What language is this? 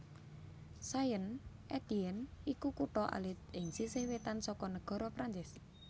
Javanese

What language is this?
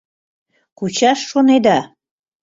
Mari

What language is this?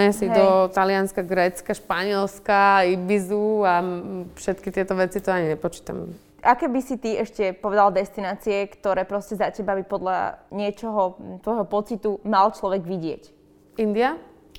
Slovak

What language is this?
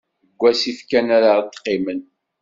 Kabyle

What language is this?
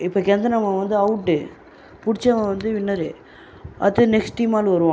Tamil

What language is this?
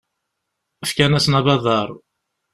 Kabyle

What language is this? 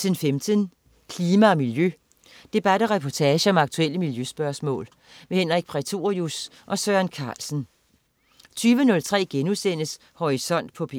Danish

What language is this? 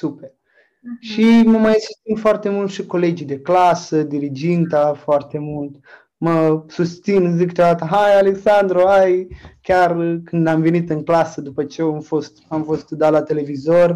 Romanian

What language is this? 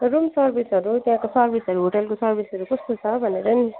Nepali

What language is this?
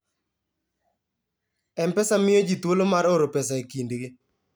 Luo (Kenya and Tanzania)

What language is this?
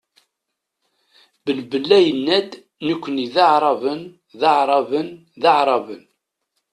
Kabyle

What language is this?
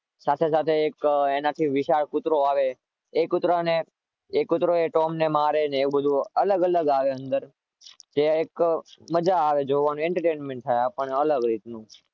Gujarati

